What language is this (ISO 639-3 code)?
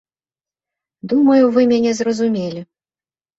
bel